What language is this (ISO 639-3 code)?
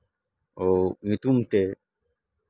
sat